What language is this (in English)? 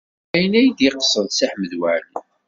Kabyle